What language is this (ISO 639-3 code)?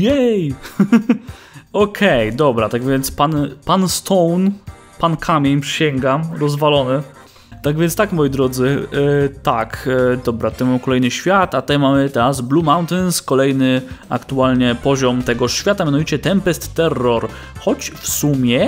pol